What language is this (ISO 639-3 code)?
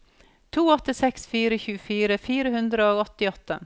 nor